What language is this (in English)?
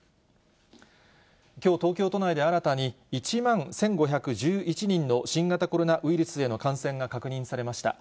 Japanese